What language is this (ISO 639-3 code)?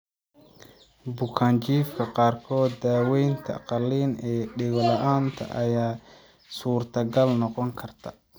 som